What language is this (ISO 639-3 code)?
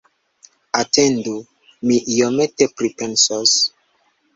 epo